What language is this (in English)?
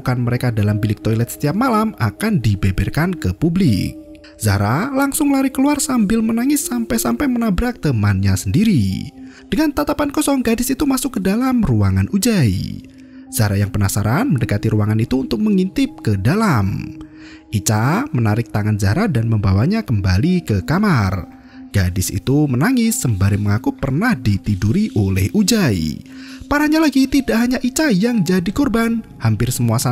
Indonesian